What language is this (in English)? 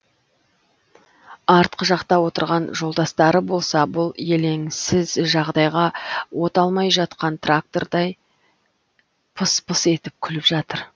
Kazakh